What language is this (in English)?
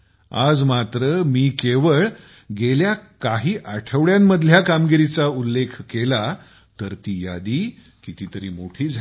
Marathi